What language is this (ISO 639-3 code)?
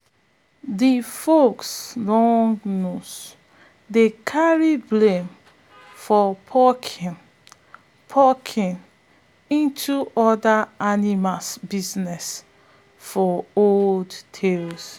pcm